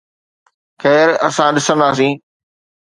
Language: Sindhi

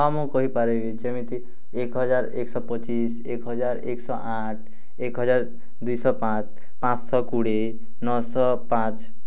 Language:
Odia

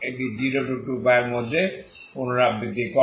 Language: Bangla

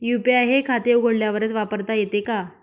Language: Marathi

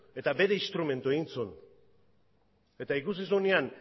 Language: Basque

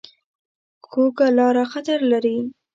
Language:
Pashto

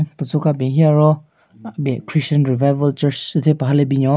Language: Southern Rengma Naga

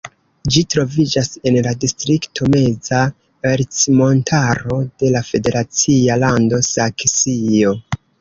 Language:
Esperanto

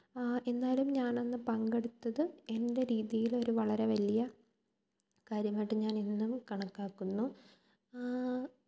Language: Malayalam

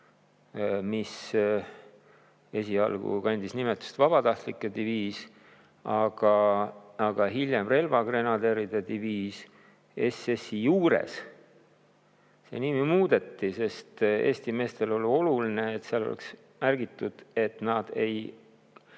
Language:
Estonian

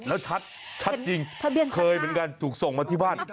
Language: Thai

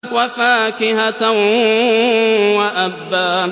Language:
Arabic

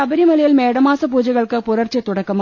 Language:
Malayalam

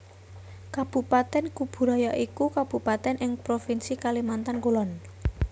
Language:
Javanese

